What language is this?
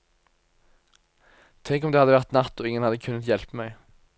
Norwegian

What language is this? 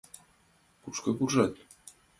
Mari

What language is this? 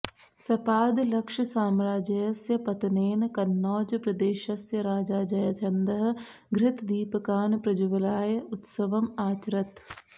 Sanskrit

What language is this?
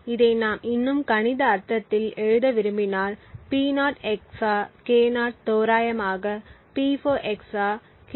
Tamil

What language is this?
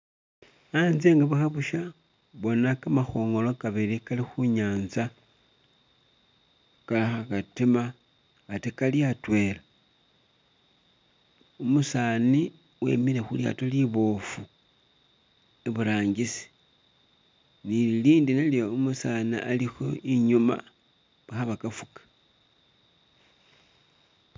Masaaba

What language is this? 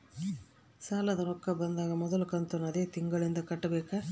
Kannada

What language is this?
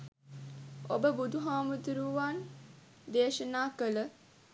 Sinhala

